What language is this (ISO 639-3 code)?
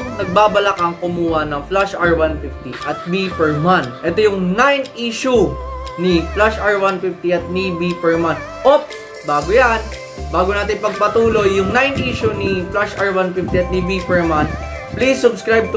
fil